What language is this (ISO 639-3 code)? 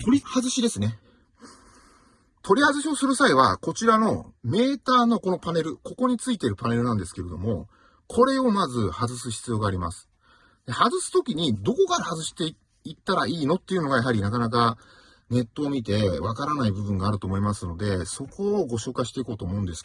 jpn